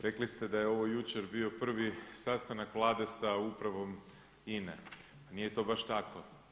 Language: Croatian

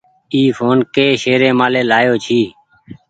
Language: Goaria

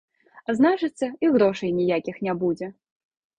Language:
Belarusian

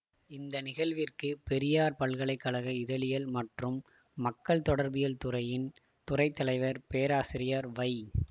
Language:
Tamil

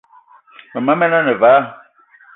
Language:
Eton (Cameroon)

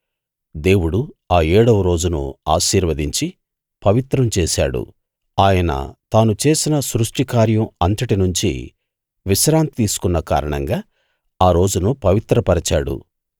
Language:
Telugu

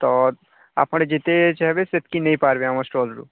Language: Odia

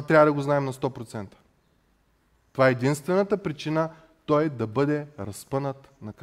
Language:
Bulgarian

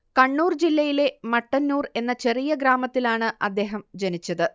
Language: Malayalam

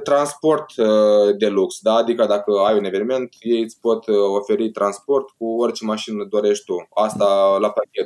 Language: Romanian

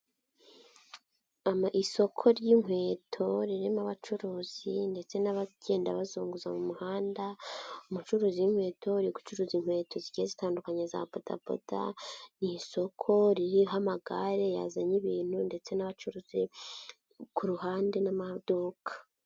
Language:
Kinyarwanda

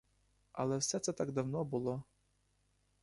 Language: Ukrainian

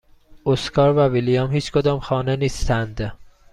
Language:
Persian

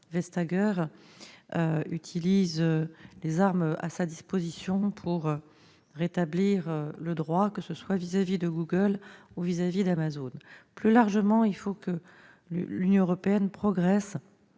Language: French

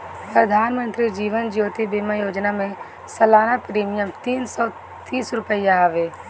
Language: Bhojpuri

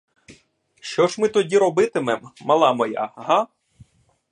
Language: Ukrainian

